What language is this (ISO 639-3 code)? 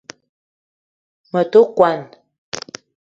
eto